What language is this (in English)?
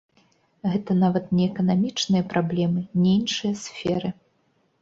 Belarusian